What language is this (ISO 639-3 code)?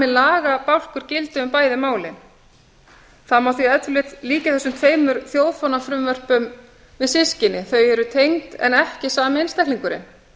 isl